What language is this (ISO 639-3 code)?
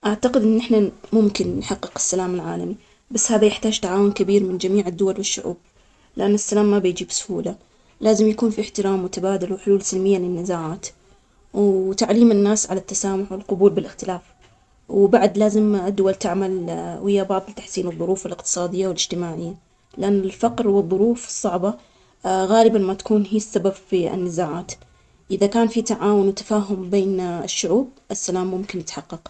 acx